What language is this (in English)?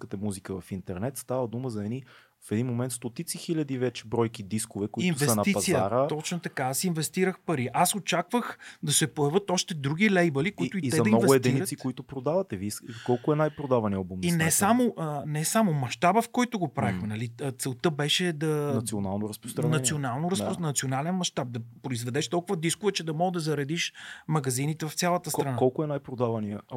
Bulgarian